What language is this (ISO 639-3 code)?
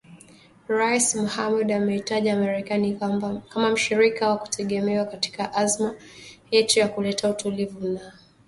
swa